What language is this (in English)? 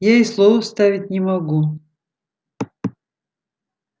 Russian